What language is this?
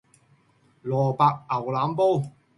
Cantonese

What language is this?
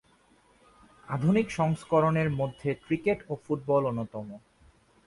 Bangla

